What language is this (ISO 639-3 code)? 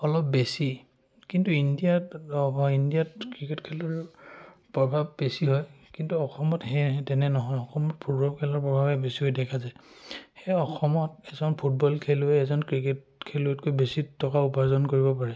asm